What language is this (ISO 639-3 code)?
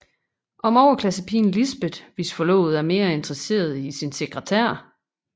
dan